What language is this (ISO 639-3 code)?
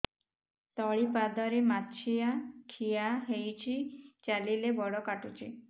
ori